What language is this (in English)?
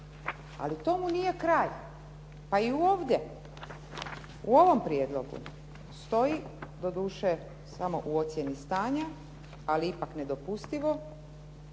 Croatian